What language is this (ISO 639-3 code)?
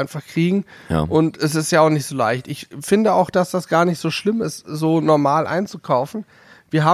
deu